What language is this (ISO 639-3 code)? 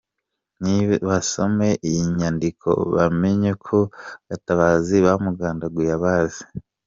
kin